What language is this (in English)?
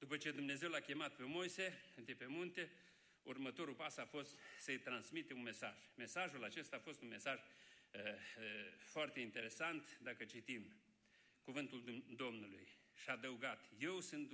Romanian